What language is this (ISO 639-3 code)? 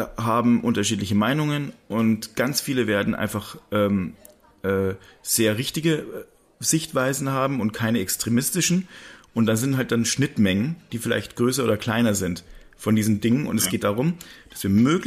deu